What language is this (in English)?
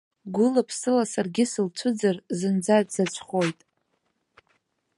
Abkhazian